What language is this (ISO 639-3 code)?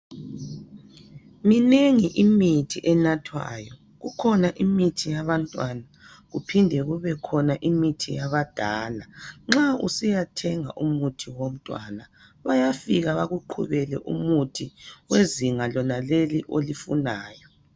nde